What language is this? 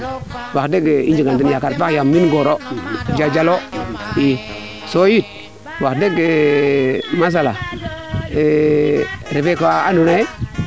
Serer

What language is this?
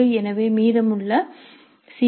Tamil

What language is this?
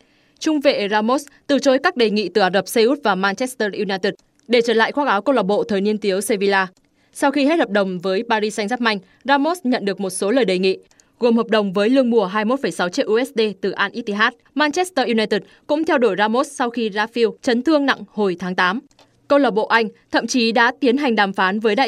Vietnamese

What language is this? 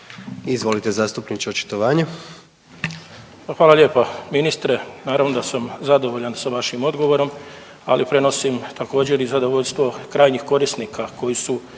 Croatian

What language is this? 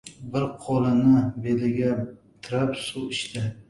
Uzbek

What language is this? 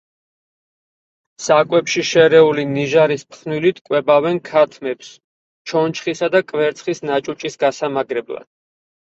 Georgian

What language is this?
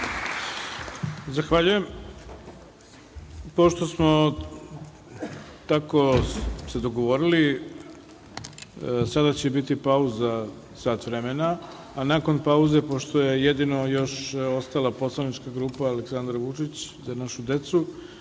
Serbian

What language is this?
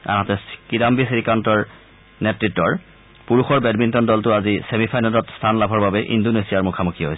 Assamese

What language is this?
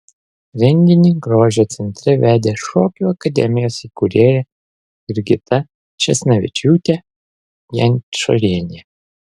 Lithuanian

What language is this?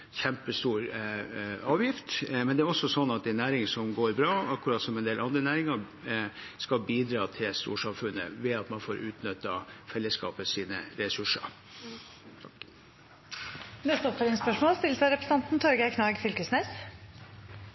Norwegian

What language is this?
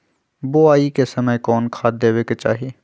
Magahi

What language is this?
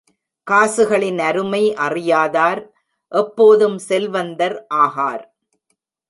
Tamil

